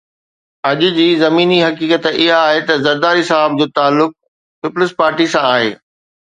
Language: Sindhi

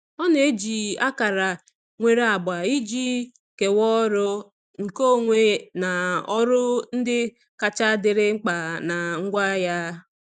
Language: Igbo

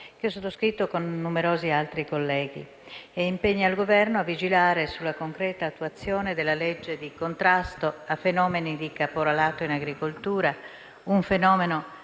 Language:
Italian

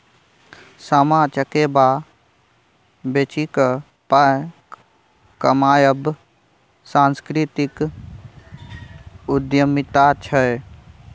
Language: Maithili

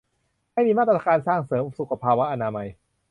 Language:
Thai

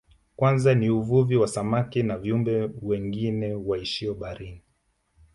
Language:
Swahili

